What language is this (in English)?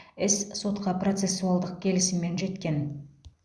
Kazakh